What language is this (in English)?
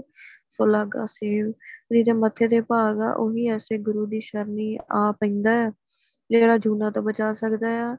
Punjabi